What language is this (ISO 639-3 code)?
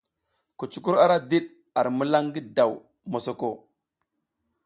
giz